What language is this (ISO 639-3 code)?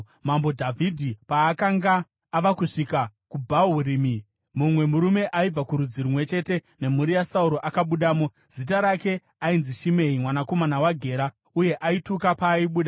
sna